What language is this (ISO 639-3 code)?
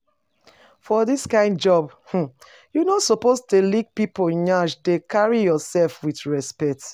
pcm